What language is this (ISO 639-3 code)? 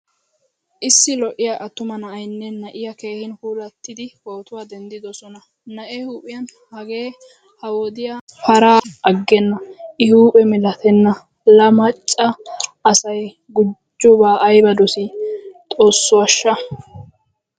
wal